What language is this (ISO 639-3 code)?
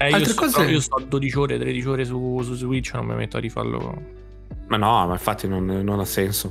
ita